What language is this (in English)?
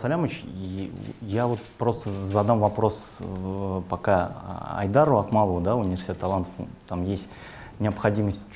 Russian